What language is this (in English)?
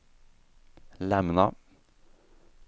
Swedish